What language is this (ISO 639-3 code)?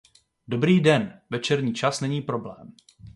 ces